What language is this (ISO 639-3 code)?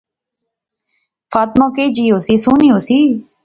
phr